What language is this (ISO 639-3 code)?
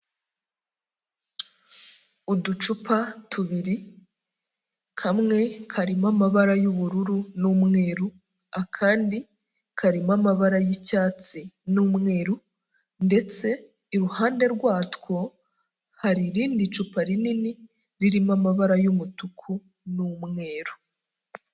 kin